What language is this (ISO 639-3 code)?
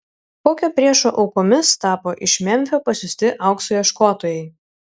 lit